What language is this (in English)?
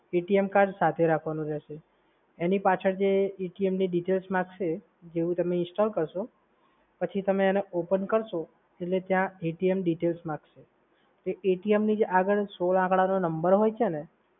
Gujarati